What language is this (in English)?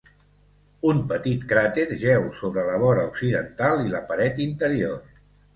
Catalan